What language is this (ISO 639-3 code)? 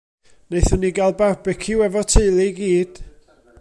cym